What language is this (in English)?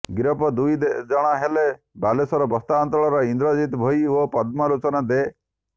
Odia